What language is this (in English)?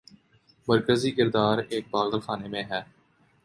Urdu